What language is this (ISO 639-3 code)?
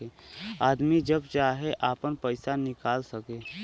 bho